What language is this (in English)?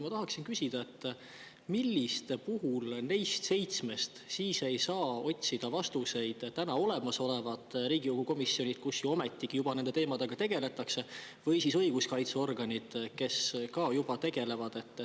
Estonian